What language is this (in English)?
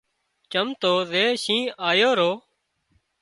Wadiyara Koli